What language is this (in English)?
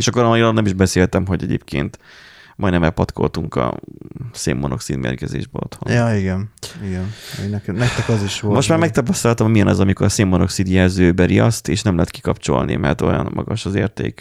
Hungarian